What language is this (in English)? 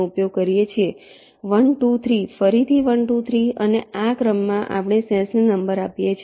Gujarati